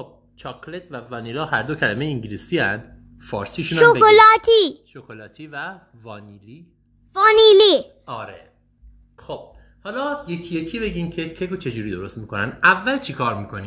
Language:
Persian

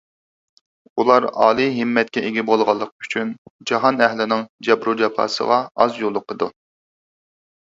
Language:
Uyghur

